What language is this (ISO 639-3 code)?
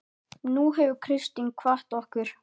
isl